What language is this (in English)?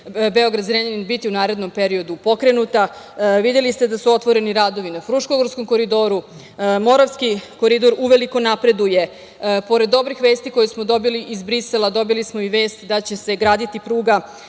Serbian